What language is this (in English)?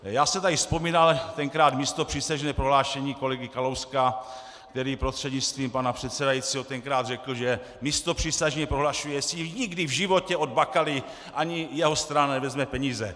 Czech